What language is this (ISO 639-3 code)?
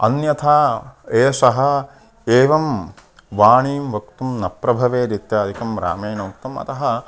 san